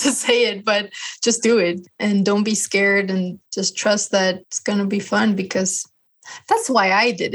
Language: English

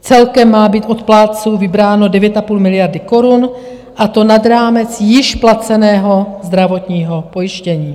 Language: Czech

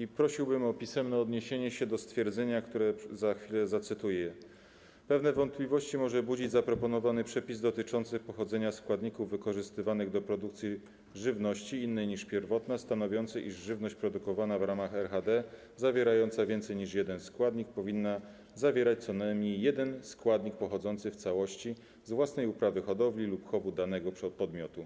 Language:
Polish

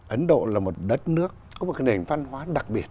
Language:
Vietnamese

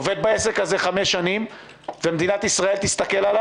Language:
Hebrew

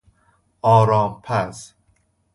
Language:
Persian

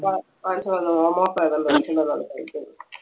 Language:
Malayalam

